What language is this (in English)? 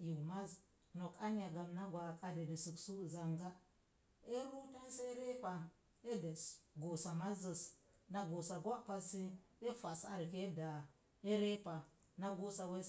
Mom Jango